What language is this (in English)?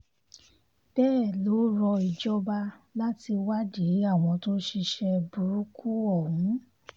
Yoruba